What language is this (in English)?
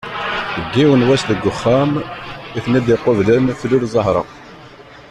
Kabyle